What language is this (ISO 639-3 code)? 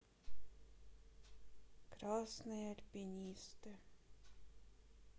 rus